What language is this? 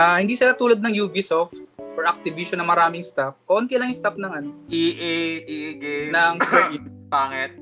Filipino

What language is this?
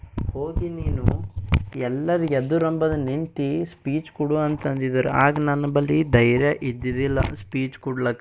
Kannada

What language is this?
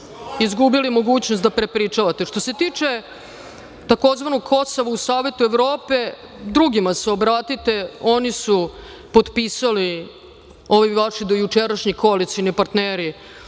Serbian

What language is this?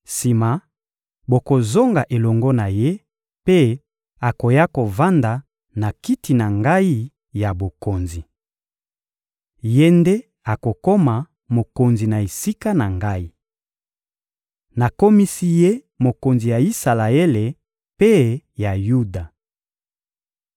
Lingala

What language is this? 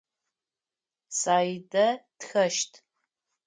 Adyghe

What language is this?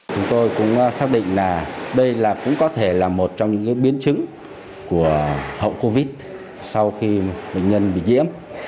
Vietnamese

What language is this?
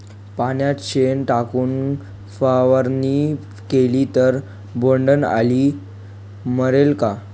Marathi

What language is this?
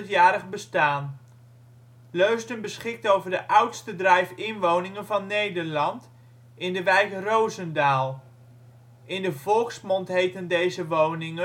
Dutch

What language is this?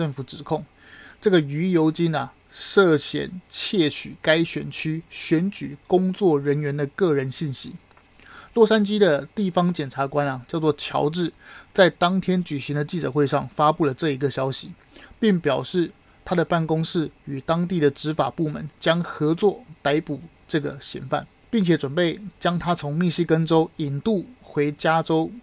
Chinese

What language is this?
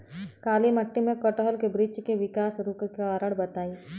Bhojpuri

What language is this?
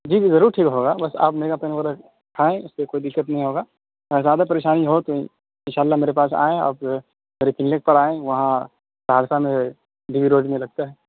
Urdu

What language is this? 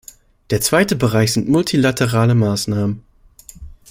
German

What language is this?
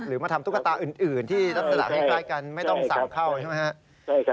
Thai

